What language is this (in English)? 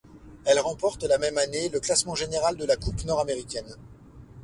French